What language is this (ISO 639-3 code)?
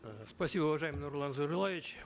kaz